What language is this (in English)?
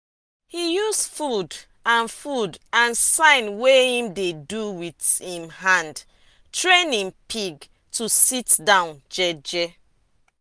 Nigerian Pidgin